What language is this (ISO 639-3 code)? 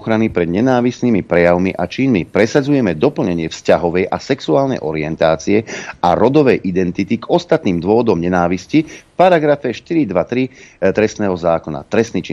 slk